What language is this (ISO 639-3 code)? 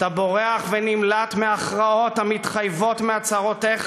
heb